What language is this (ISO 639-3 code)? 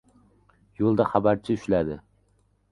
uzb